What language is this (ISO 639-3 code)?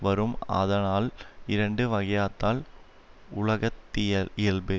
tam